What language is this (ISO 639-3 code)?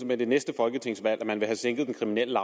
dan